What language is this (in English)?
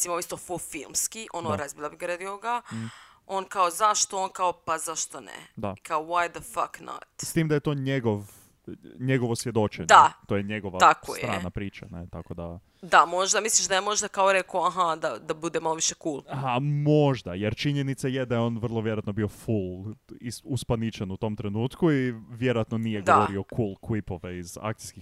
Croatian